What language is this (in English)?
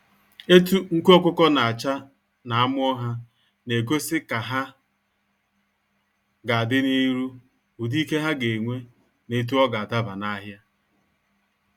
Igbo